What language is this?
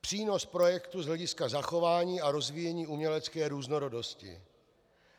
Czech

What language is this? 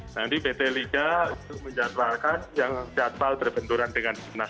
Indonesian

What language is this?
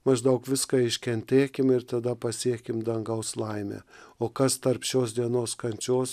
Lithuanian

